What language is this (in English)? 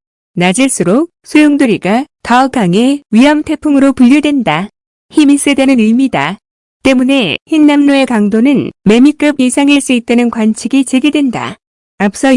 Korean